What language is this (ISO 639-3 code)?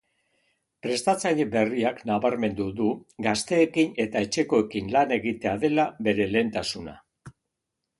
eus